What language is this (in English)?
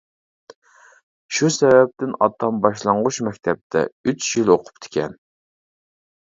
Uyghur